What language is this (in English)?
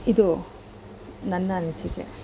Kannada